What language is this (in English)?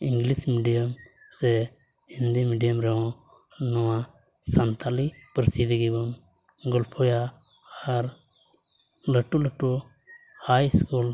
Santali